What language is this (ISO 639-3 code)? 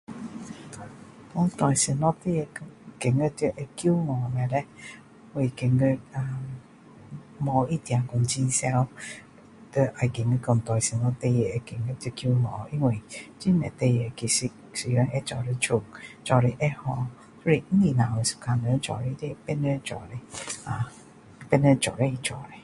cdo